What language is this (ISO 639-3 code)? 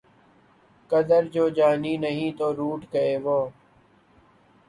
urd